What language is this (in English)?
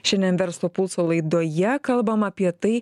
Lithuanian